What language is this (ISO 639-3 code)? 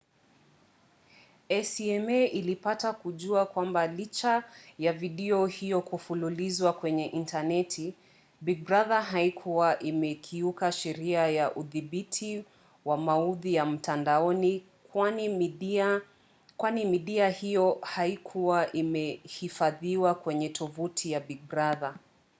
swa